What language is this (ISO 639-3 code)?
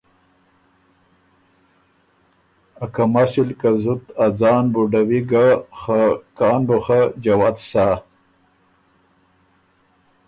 oru